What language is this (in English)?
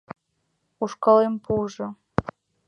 Mari